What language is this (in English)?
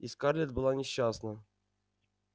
Russian